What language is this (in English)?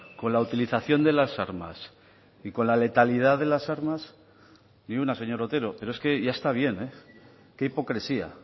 Spanish